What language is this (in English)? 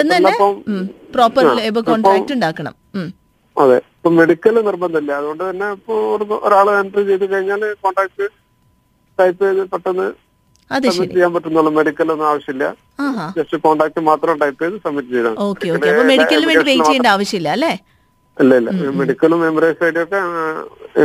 Malayalam